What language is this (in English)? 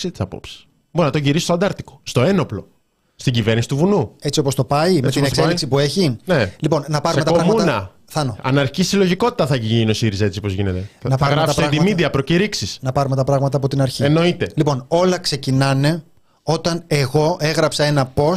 Greek